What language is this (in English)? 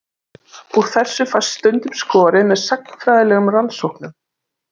Icelandic